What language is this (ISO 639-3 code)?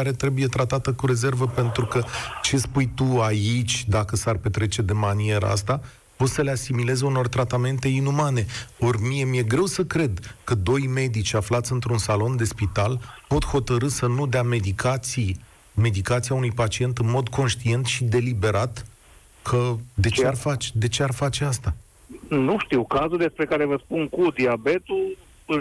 ron